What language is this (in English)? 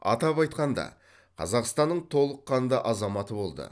Kazakh